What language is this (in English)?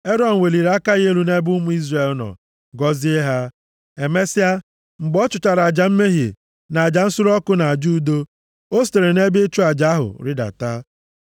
Igbo